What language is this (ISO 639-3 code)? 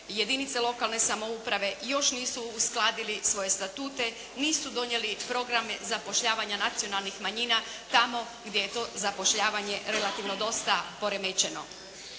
hrv